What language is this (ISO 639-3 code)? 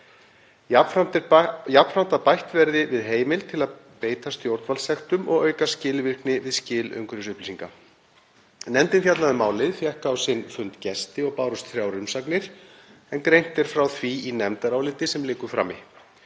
isl